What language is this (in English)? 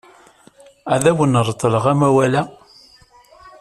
Kabyle